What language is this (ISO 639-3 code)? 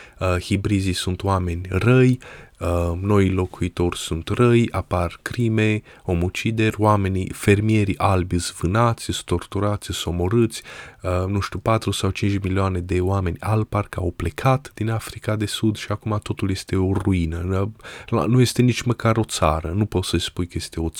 ron